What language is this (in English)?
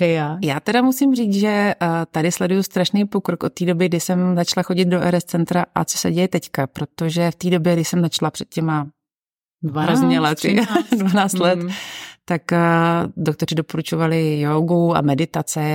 Czech